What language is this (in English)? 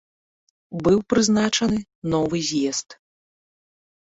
Belarusian